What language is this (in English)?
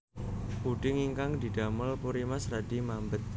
Javanese